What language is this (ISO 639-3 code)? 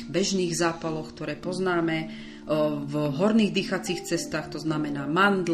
slk